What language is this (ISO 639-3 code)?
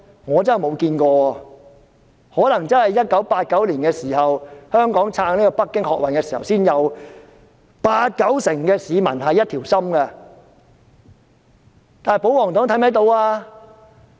yue